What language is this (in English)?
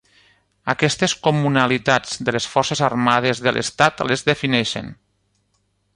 Catalan